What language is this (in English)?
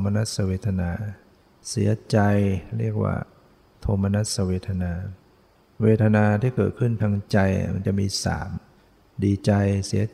Thai